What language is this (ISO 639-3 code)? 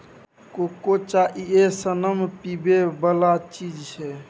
mai